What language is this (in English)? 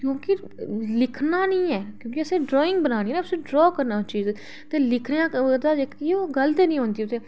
Dogri